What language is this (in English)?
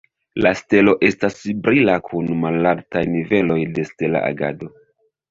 Esperanto